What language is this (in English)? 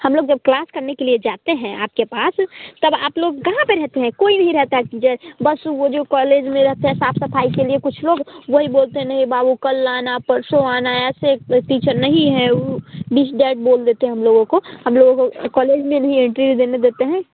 Hindi